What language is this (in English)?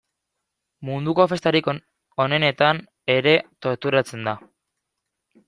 Basque